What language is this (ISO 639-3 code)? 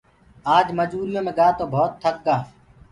ggg